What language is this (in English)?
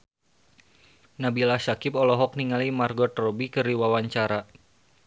Sundanese